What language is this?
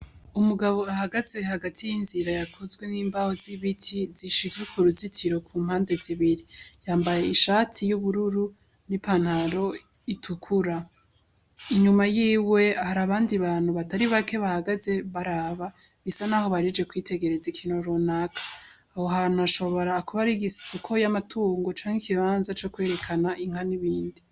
Rundi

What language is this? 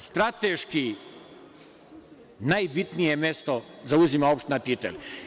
Serbian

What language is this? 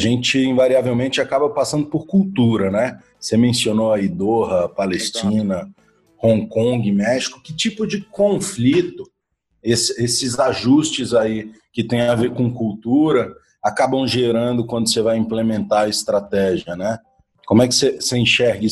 Portuguese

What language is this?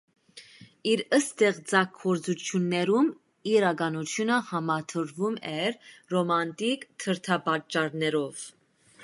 Armenian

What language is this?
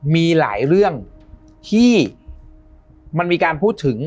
Thai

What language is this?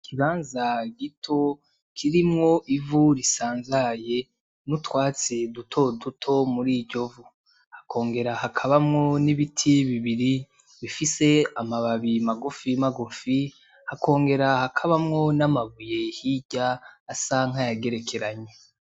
Rundi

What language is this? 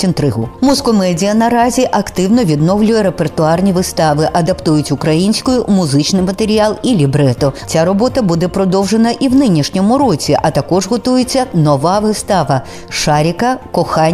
Ukrainian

